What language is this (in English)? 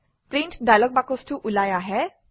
Assamese